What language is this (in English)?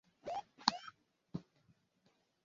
Igbo